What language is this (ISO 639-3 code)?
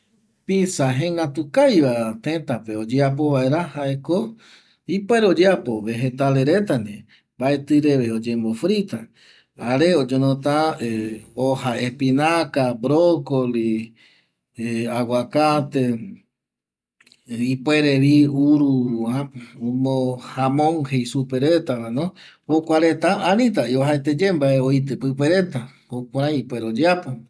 gui